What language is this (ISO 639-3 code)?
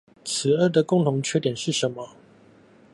zho